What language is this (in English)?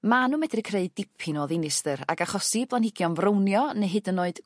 Welsh